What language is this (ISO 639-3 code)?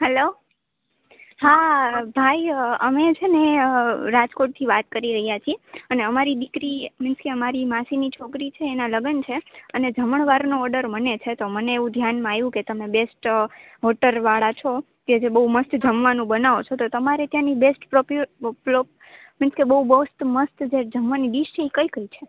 guj